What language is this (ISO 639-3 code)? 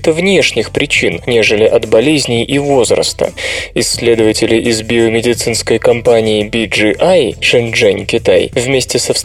rus